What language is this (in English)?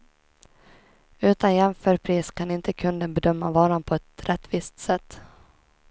Swedish